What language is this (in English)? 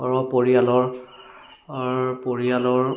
Assamese